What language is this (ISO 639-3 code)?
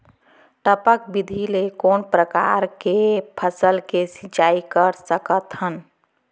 hne